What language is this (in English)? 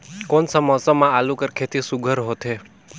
Chhattisgarhi